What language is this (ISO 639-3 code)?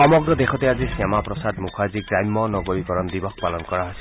asm